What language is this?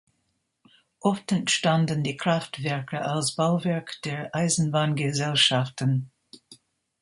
German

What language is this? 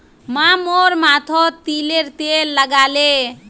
Magahi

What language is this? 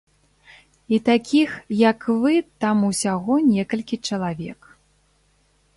Belarusian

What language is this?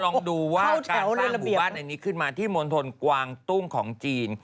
Thai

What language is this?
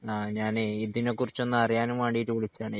Malayalam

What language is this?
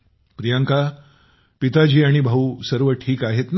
Marathi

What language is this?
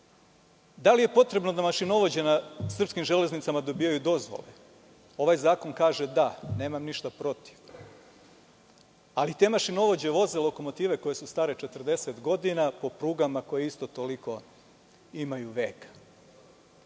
Serbian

